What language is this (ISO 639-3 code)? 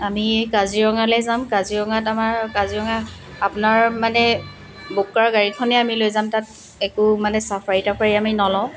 asm